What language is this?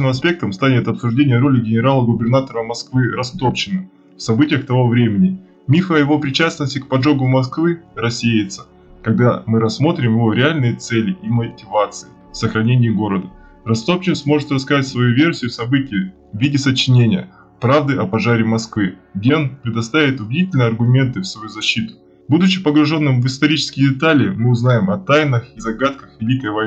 Russian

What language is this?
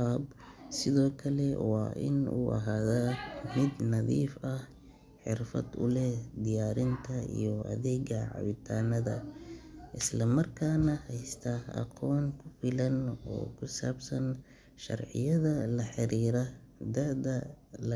Somali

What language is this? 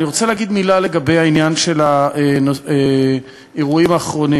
Hebrew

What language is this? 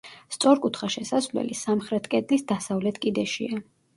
Georgian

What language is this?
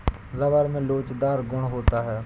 Hindi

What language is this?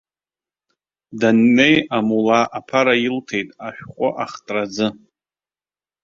Abkhazian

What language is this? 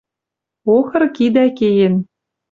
Western Mari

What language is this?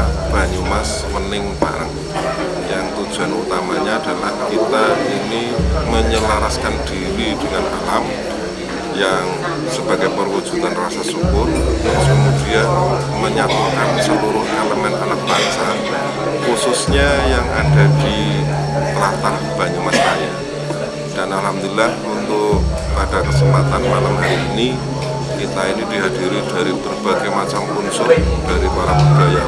Indonesian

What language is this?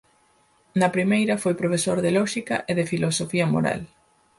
Galician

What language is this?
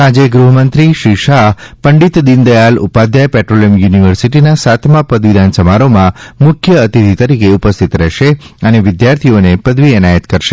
Gujarati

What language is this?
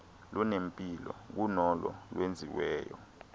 Xhosa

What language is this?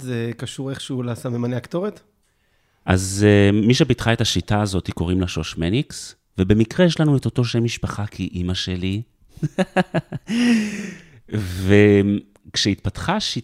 Hebrew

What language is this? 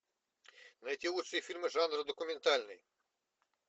Russian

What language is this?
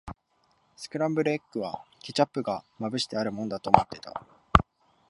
Japanese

